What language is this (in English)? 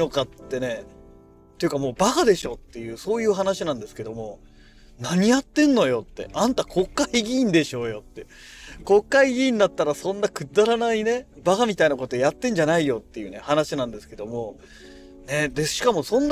Japanese